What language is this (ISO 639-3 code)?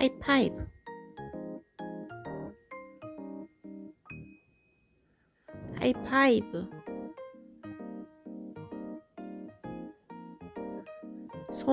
kor